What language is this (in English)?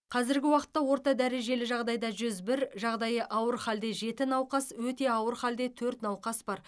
Kazakh